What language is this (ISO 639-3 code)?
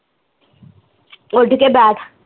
pan